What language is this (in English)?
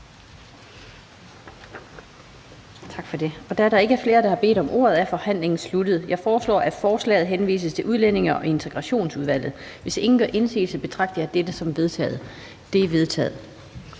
Danish